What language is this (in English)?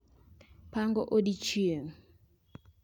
Luo (Kenya and Tanzania)